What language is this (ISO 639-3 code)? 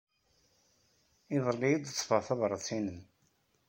kab